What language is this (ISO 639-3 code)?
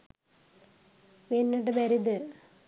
sin